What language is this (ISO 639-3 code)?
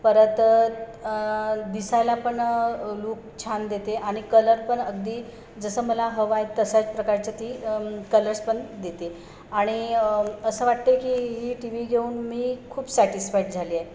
mar